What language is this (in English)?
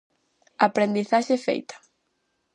Galician